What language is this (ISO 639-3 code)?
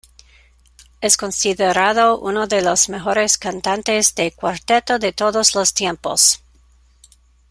spa